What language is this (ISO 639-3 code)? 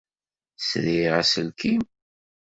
kab